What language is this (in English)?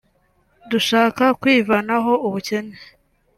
Kinyarwanda